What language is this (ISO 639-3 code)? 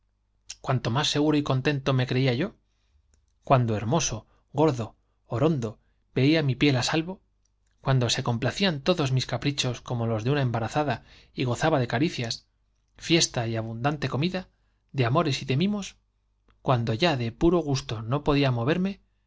spa